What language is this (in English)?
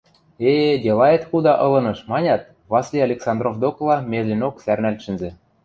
Western Mari